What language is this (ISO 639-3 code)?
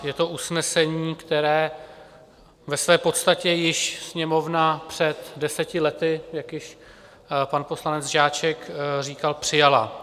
ces